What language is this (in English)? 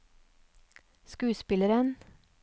Norwegian